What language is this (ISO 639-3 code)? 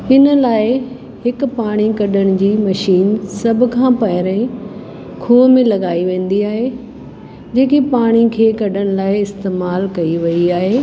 snd